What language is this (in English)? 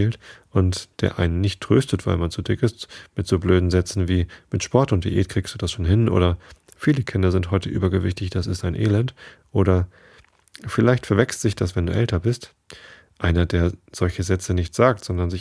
German